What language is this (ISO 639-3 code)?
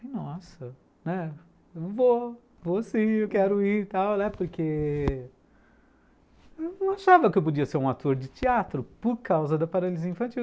por